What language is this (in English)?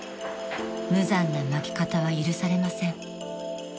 Japanese